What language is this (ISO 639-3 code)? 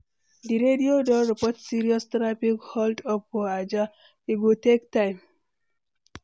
pcm